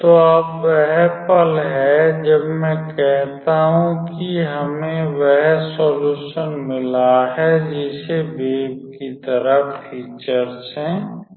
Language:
Hindi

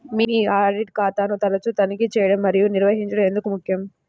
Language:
Telugu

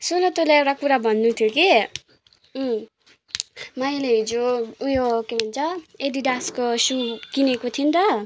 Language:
Nepali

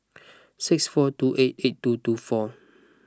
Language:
English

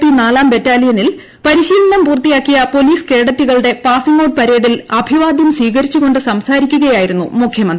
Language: Malayalam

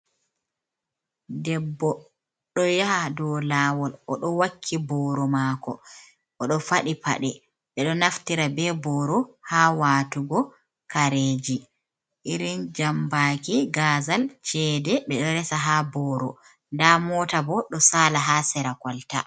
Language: Fula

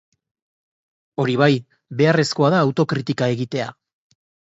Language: Basque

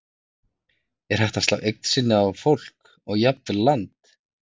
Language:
Icelandic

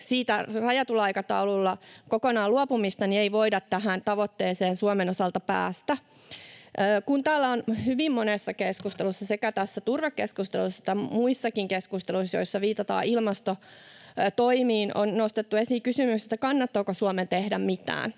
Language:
Finnish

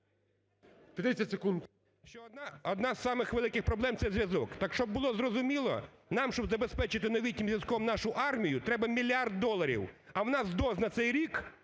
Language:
Ukrainian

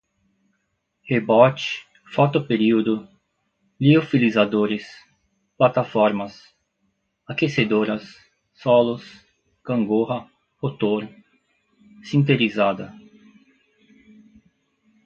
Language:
Portuguese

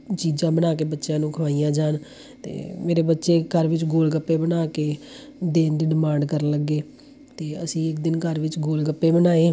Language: Punjabi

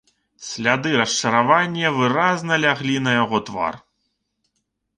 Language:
Belarusian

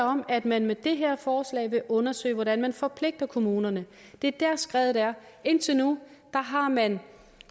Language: Danish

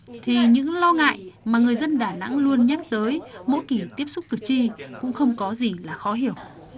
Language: Vietnamese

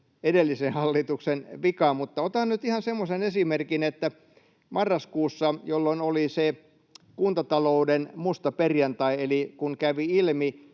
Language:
Finnish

